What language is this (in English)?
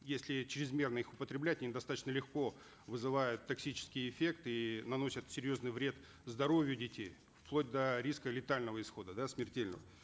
Kazakh